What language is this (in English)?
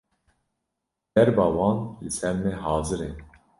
Kurdish